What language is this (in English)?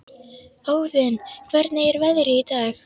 Icelandic